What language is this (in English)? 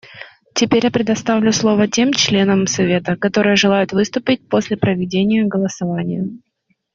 Russian